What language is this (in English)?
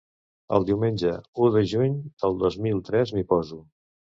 Catalan